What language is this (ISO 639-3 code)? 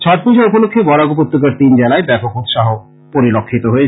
ben